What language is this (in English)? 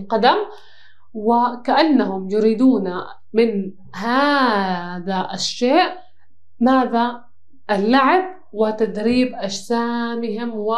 Arabic